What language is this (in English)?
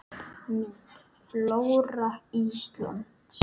Icelandic